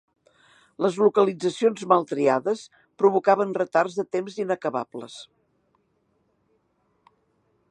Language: Catalan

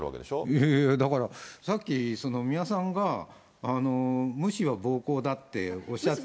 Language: Japanese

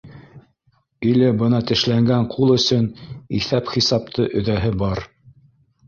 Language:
Bashkir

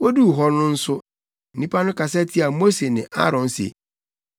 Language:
Akan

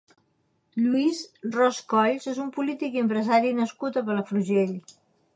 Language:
Catalan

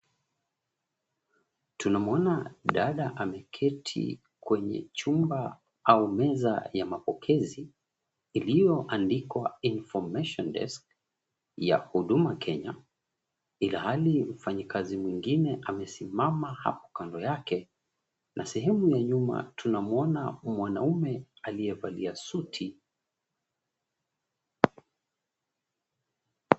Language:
Swahili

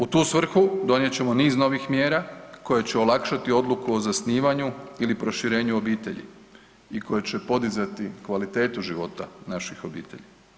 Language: Croatian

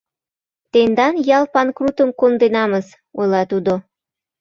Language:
Mari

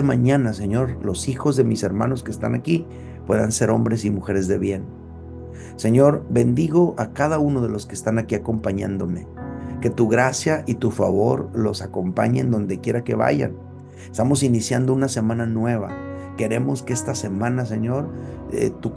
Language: Spanish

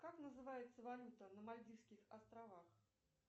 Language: Russian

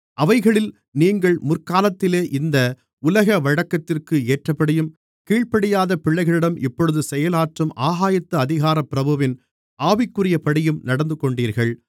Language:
Tamil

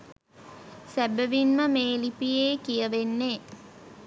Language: Sinhala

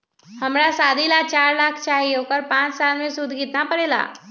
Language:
Magahi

